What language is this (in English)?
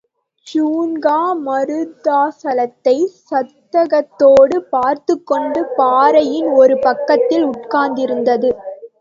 Tamil